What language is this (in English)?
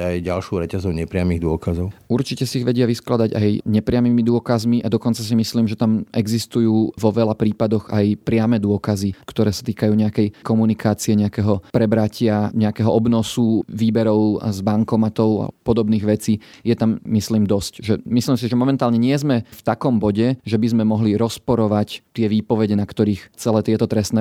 Slovak